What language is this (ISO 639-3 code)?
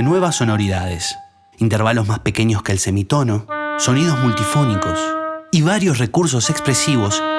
spa